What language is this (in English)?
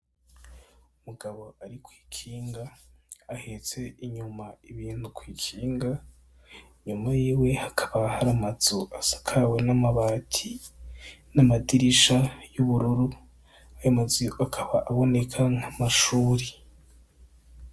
Rundi